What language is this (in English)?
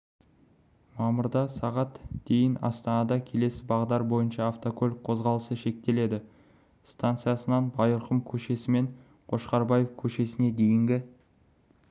Kazakh